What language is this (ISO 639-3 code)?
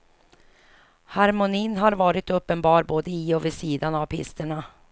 swe